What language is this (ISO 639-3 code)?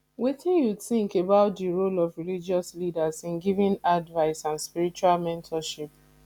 pcm